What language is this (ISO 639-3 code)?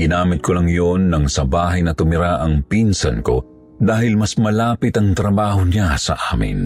fil